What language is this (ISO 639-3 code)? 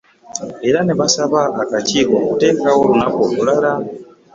lug